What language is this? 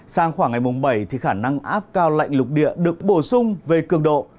Vietnamese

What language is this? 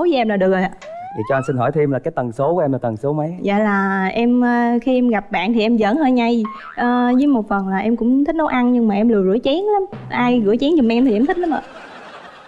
Vietnamese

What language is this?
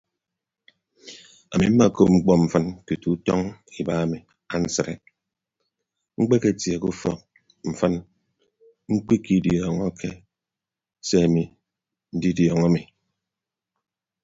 Ibibio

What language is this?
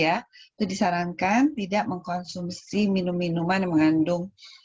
Indonesian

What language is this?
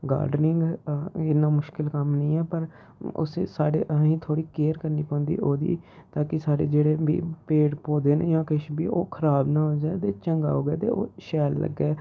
Dogri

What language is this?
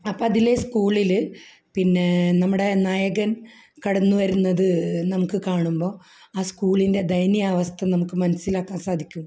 Malayalam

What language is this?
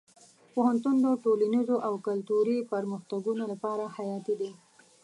Pashto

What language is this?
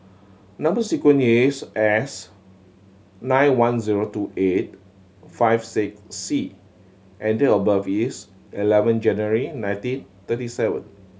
English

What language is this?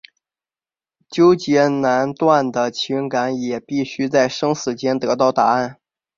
Chinese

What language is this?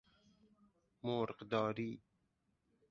Persian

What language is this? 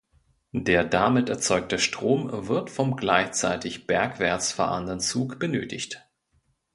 German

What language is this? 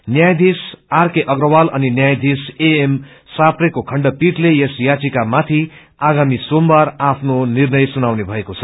Nepali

